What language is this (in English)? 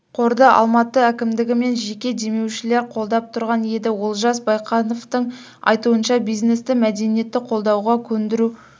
Kazakh